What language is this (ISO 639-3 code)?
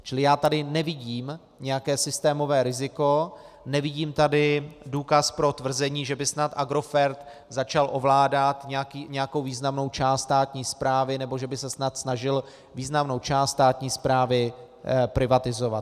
ces